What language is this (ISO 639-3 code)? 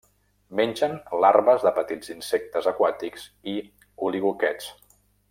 cat